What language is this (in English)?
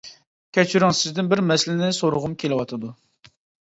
Uyghur